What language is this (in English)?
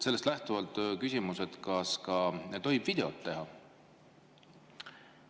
Estonian